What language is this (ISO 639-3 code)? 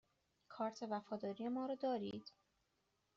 fas